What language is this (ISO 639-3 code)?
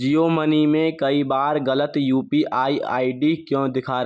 hin